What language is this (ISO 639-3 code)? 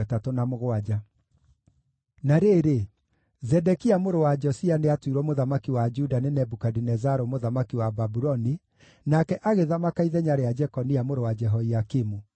kik